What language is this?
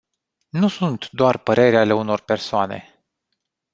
Romanian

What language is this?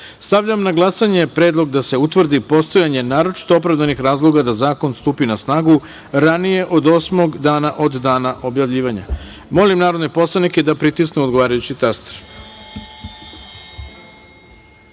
Serbian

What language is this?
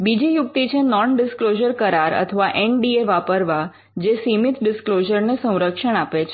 Gujarati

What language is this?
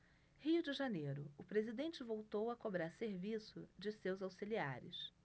Portuguese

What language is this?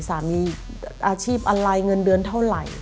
Thai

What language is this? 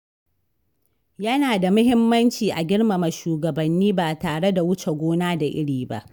Hausa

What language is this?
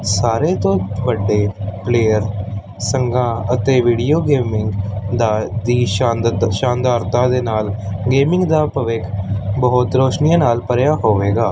Punjabi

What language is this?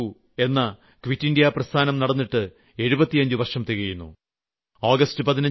Malayalam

